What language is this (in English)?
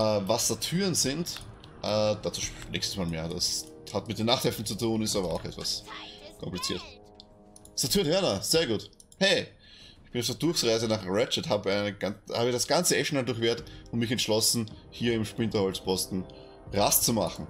German